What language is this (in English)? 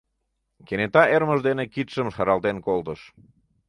Mari